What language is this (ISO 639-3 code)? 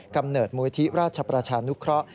tha